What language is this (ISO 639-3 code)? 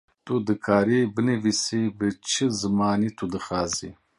kur